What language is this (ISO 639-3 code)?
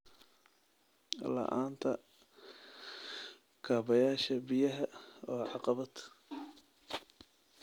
som